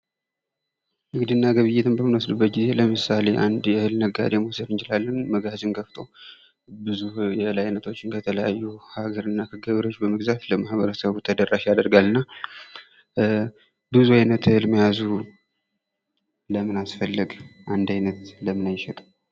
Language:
Amharic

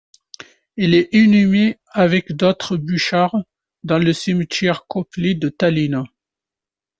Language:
French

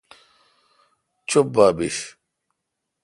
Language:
Kalkoti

